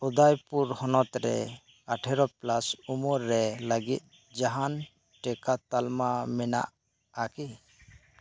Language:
Santali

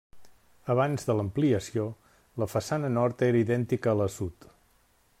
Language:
Catalan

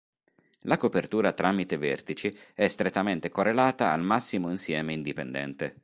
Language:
Italian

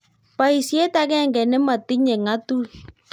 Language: Kalenjin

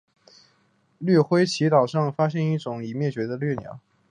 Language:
Chinese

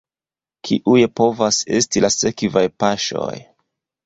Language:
Esperanto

